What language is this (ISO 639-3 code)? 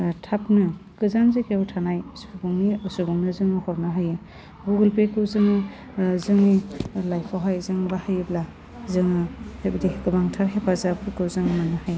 brx